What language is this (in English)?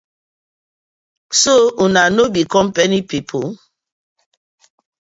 Nigerian Pidgin